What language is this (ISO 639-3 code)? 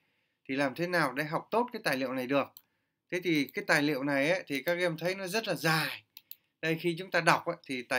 vie